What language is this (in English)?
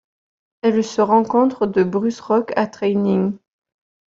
French